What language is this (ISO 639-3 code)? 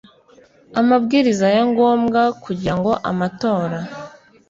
kin